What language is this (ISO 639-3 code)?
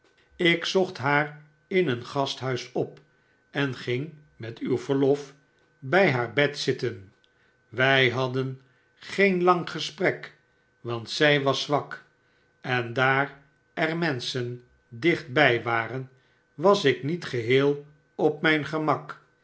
nld